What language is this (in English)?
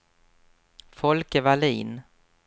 Swedish